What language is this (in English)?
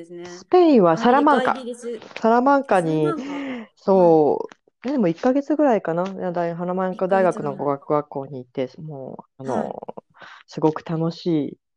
Japanese